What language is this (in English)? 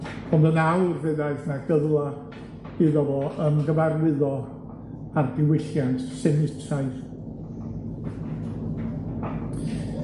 Welsh